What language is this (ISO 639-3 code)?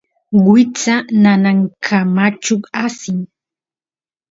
qus